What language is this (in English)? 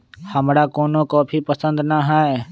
Magahi